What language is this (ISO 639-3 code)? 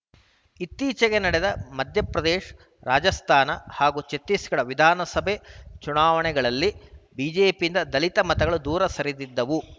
kan